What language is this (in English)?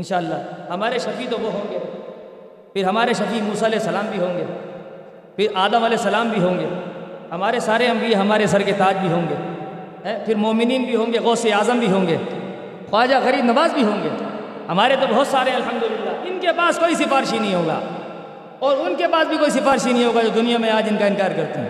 Urdu